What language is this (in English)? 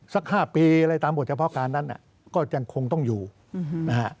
Thai